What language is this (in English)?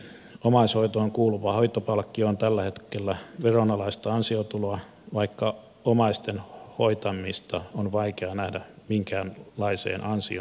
Finnish